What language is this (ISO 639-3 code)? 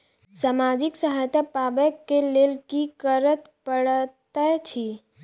mai